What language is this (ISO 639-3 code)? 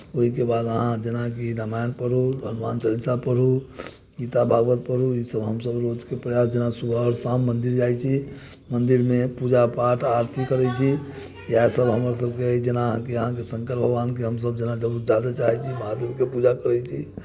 mai